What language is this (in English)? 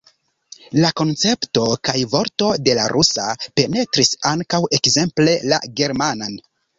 Esperanto